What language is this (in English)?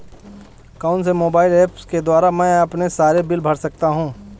Hindi